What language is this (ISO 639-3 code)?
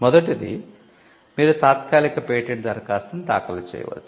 tel